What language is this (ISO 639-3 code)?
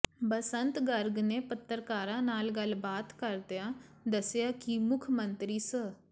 pan